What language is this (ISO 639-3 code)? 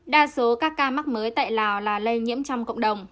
vie